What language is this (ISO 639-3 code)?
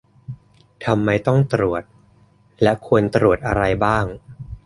tha